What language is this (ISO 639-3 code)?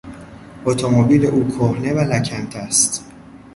fas